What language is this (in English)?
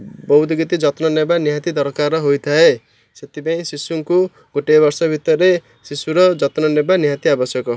Odia